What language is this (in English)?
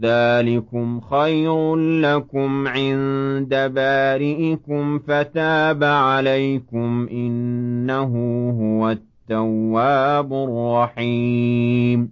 Arabic